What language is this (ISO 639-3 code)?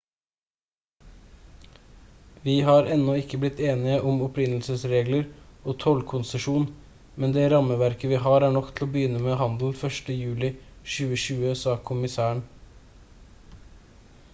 nob